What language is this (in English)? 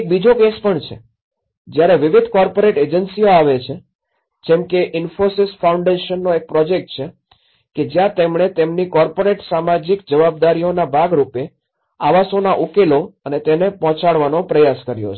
Gujarati